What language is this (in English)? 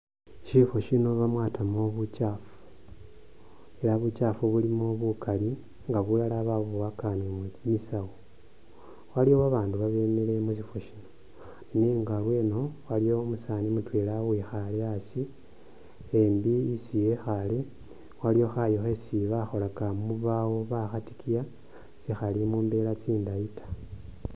Masaaba